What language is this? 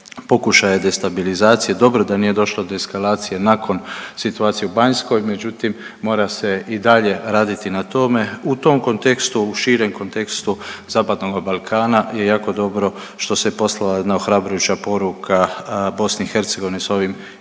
Croatian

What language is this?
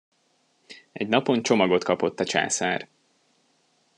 Hungarian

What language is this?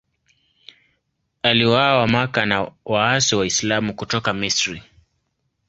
Swahili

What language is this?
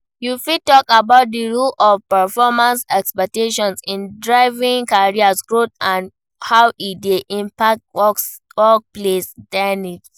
Nigerian Pidgin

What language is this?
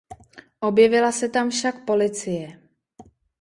Czech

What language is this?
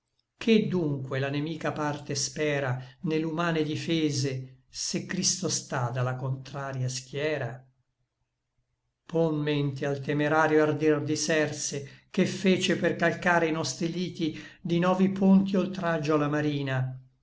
Italian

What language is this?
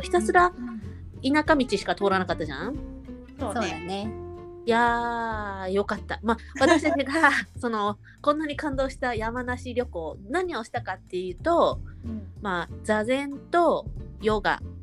Japanese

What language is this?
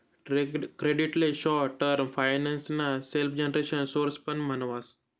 Marathi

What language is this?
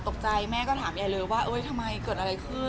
Thai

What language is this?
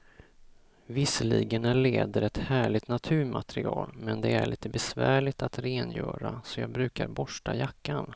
Swedish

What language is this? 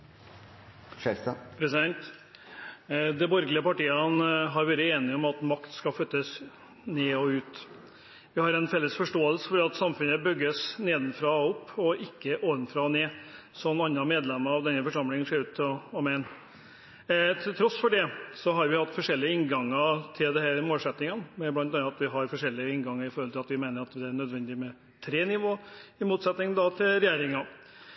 Norwegian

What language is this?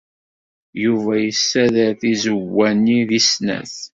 Kabyle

